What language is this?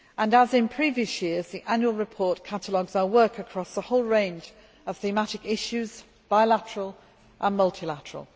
English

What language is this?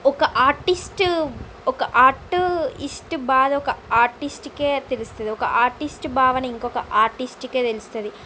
Telugu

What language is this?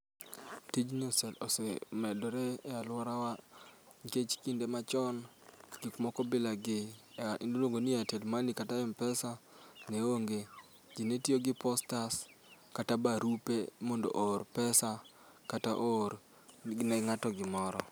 Luo (Kenya and Tanzania)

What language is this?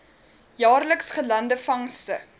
Afrikaans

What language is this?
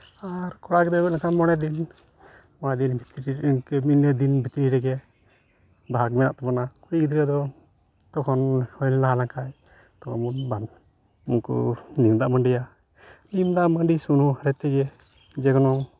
Santali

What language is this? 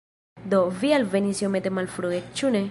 Esperanto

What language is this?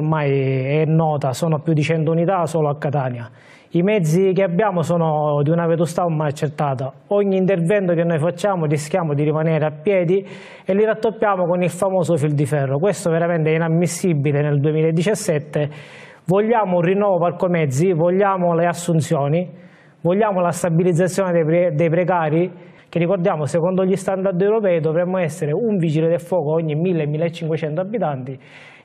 Italian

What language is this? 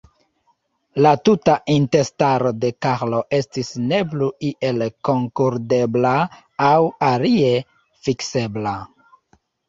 Esperanto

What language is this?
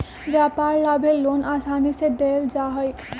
Magahi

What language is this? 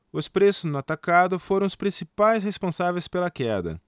Portuguese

